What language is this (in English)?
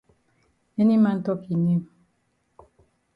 Cameroon Pidgin